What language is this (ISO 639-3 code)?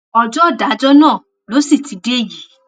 yor